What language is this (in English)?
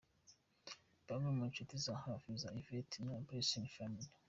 Kinyarwanda